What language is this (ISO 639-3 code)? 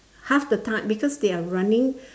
eng